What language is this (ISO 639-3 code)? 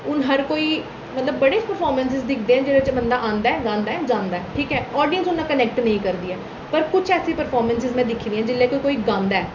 doi